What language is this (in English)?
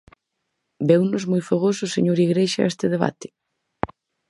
Galician